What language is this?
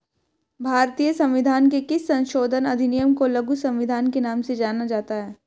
Hindi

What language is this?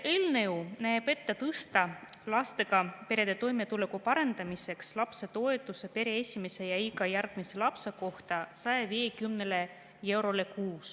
Estonian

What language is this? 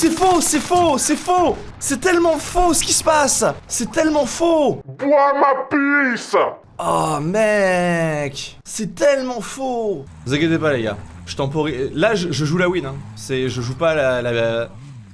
French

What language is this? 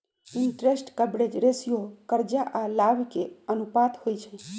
Magahi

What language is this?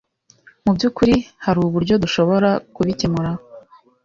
Kinyarwanda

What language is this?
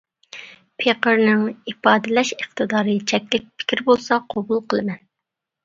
Uyghur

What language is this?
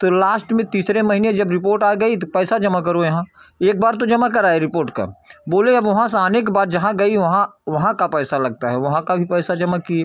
Hindi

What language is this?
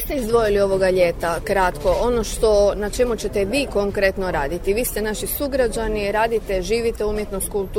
Croatian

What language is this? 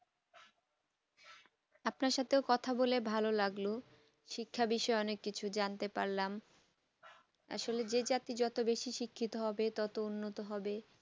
Bangla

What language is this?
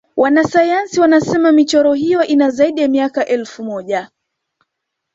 Swahili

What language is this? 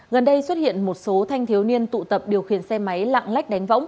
Vietnamese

